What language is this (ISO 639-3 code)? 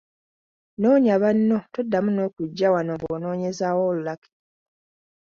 lug